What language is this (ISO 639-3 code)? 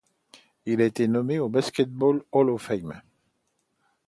fra